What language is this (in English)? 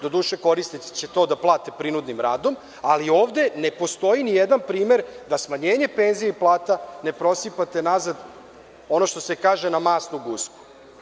Serbian